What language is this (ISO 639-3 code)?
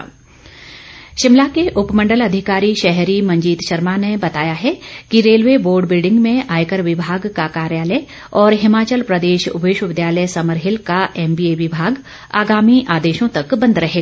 hin